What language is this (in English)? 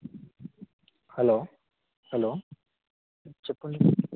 Telugu